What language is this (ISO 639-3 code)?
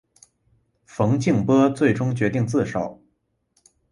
zho